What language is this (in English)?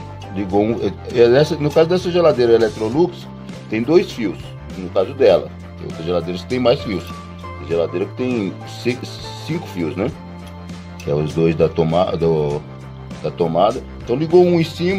Portuguese